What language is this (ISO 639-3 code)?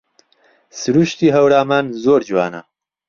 ckb